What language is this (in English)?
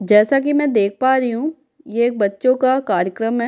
Hindi